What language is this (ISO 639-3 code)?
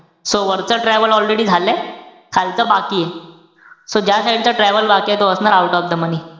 mar